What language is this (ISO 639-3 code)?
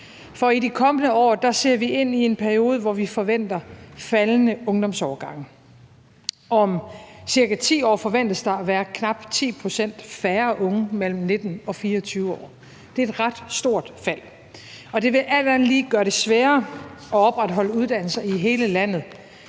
dan